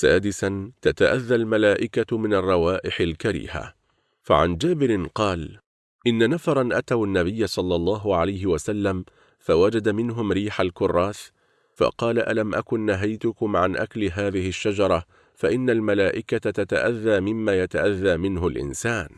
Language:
Arabic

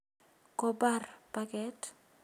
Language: Kalenjin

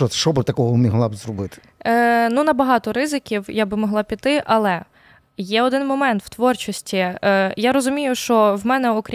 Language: Ukrainian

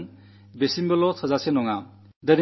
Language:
Malayalam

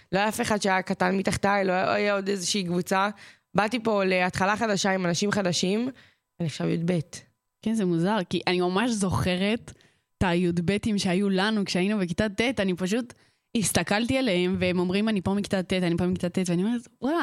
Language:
Hebrew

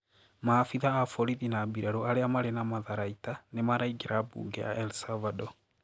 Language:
Kikuyu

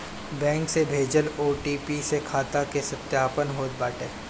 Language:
Bhojpuri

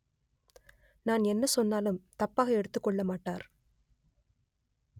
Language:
Tamil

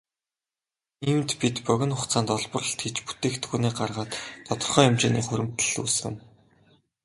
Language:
Mongolian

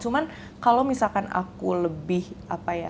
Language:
Indonesian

